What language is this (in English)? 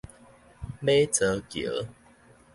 Min Nan Chinese